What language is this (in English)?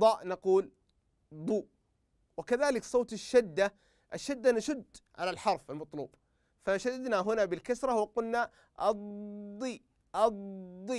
Arabic